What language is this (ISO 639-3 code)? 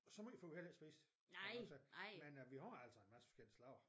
dan